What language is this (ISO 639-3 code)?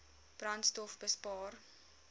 afr